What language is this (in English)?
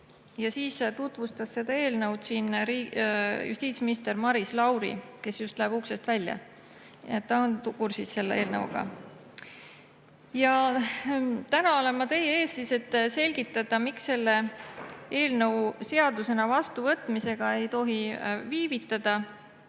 Estonian